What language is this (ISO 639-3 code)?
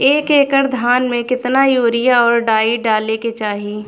bho